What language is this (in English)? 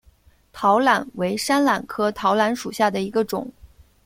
Chinese